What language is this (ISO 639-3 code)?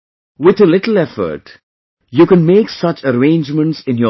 eng